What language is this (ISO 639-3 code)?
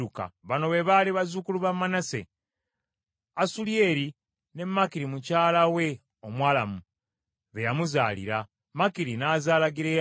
lug